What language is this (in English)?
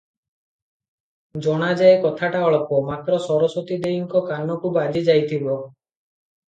Odia